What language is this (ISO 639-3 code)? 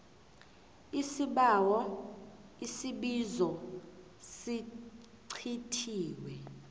nbl